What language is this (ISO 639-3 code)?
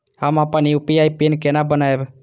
mai